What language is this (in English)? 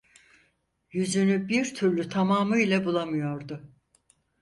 Turkish